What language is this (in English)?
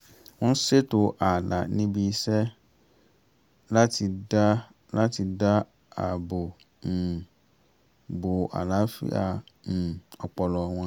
Yoruba